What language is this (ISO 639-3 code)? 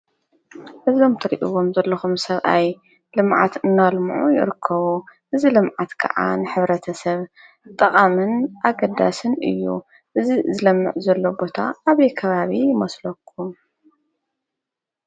tir